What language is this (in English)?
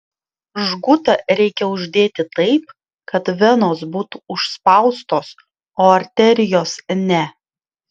Lithuanian